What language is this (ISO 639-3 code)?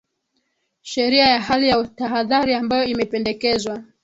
swa